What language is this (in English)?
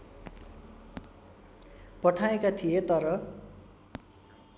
Nepali